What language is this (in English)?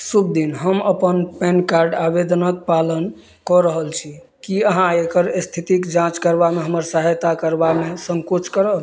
Maithili